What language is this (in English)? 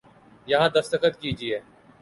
Urdu